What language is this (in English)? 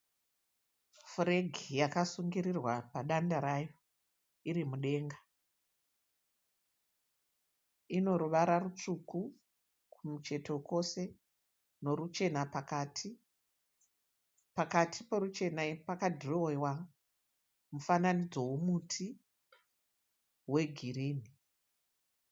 Shona